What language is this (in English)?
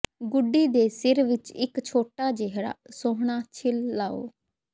Punjabi